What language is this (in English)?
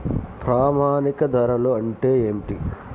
Telugu